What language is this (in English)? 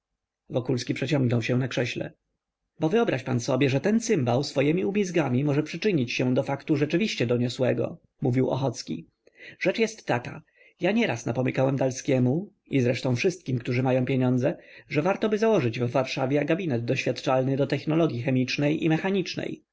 Polish